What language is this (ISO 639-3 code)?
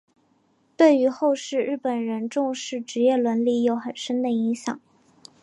zho